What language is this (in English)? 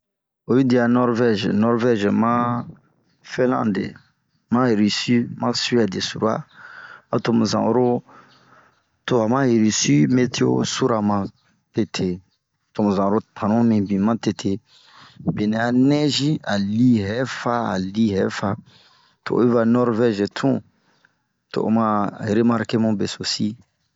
Bomu